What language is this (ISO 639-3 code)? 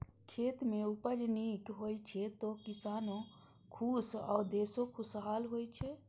mai